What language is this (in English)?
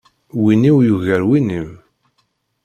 Kabyle